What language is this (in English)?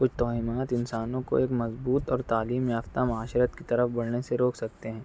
Urdu